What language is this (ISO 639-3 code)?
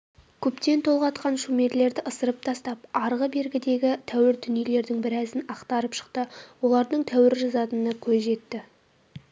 kaz